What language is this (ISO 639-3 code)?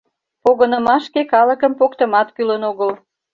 chm